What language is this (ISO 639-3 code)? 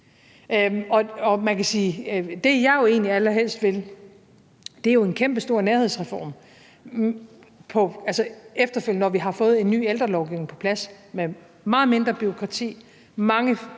dan